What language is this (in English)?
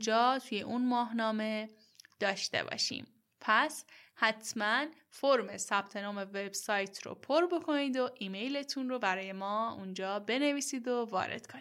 Persian